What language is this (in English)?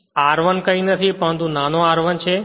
Gujarati